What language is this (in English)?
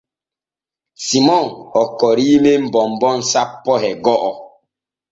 Borgu Fulfulde